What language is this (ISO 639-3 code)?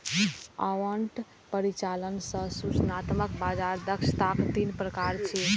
mai